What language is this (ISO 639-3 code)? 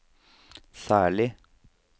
nor